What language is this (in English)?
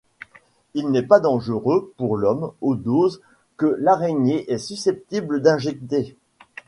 French